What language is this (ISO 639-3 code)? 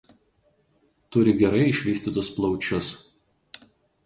lit